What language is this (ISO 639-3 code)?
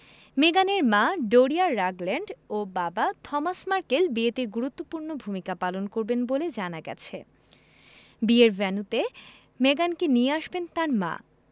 ben